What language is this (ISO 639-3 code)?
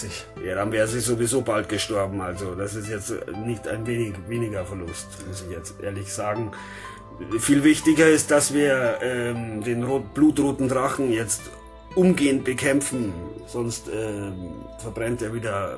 deu